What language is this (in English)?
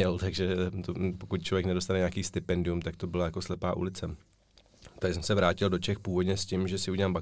Czech